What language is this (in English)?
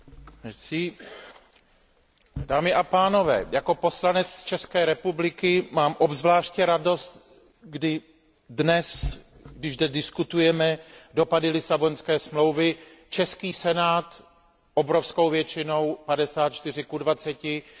Czech